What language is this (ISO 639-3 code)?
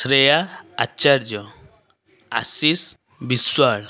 ori